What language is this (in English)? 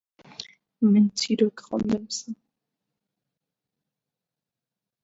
Central Kurdish